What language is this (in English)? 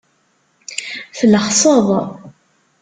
Kabyle